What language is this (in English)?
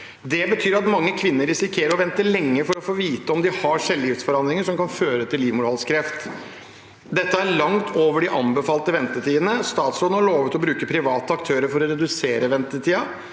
Norwegian